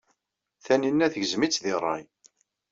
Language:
Kabyle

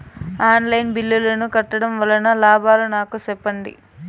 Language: Telugu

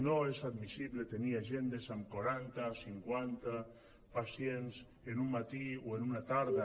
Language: Catalan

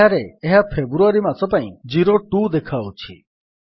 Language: Odia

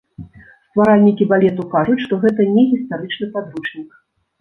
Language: Belarusian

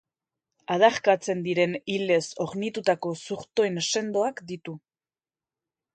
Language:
Basque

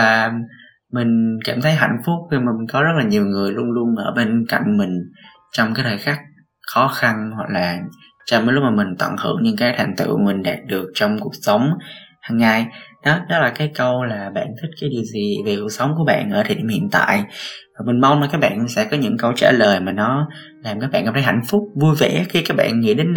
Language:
Vietnamese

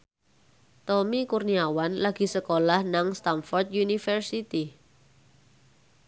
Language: Javanese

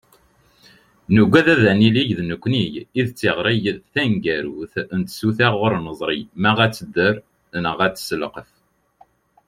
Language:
Kabyle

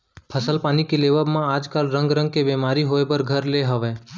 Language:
Chhattisgarhi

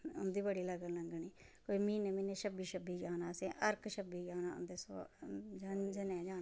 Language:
Dogri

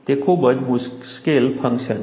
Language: Gujarati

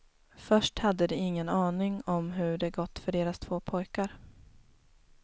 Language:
Swedish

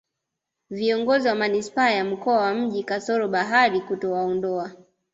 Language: Swahili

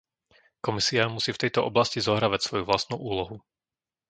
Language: Slovak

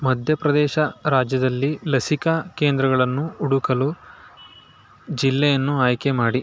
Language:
Kannada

